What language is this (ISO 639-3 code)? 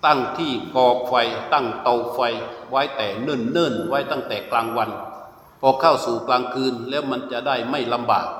tha